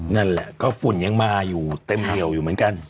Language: Thai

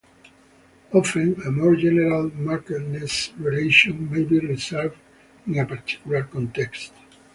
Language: English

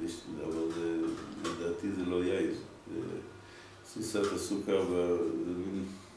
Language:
Hebrew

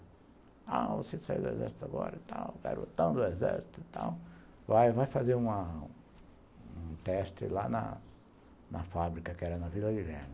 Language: Portuguese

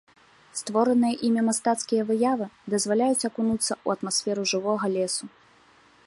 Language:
Belarusian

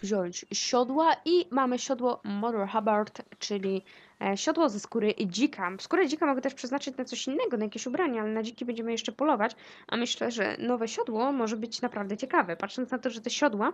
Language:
Polish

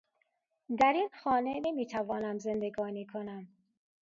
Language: Persian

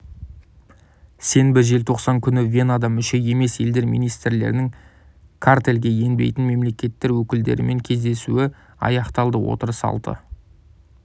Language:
Kazakh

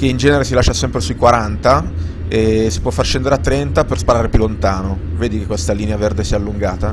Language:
Italian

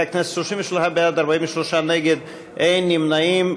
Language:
Hebrew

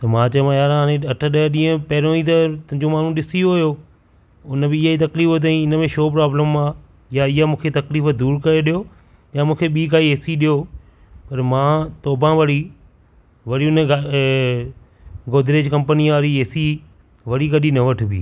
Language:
Sindhi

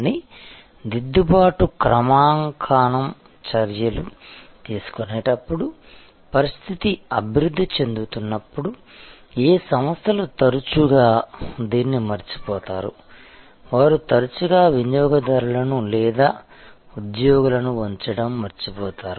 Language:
Telugu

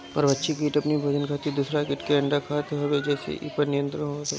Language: Bhojpuri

